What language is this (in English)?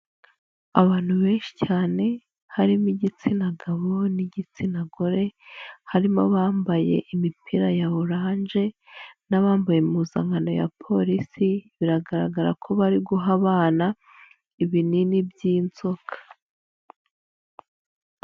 Kinyarwanda